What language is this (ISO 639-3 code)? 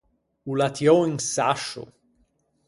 lij